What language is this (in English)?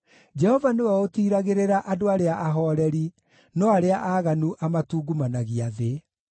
Kikuyu